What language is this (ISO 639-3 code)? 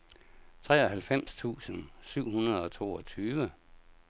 dan